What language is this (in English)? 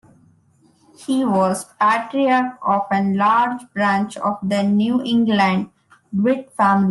English